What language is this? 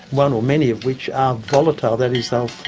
English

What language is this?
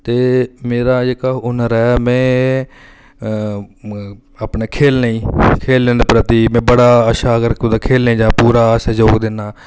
Dogri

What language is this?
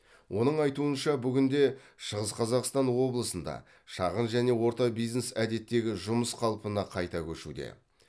Kazakh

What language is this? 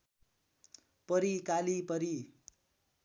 Nepali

